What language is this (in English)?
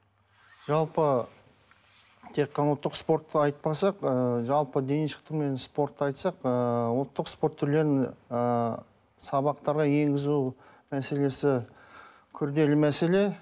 Kazakh